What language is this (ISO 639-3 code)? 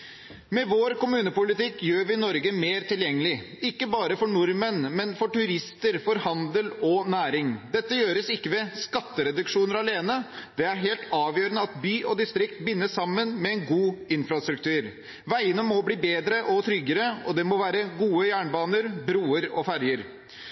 nob